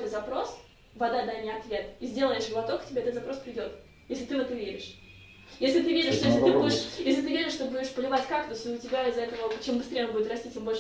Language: Russian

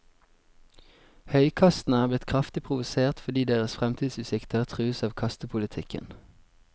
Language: Norwegian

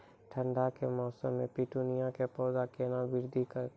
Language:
Maithili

